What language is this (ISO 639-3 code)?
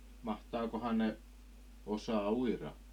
fin